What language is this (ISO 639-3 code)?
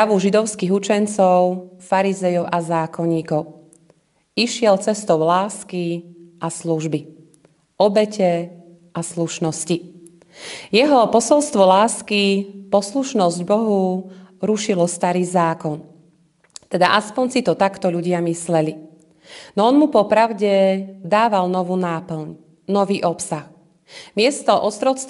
slk